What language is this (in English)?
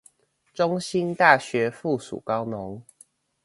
Chinese